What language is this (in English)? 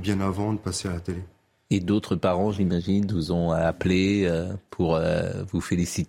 French